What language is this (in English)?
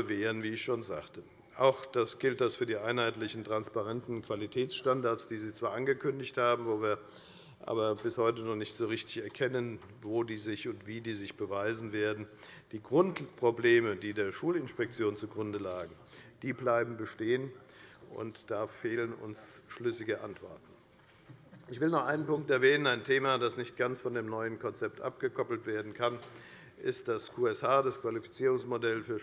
German